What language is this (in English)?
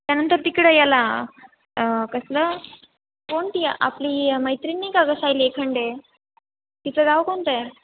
Marathi